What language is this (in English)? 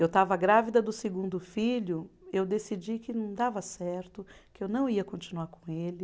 Portuguese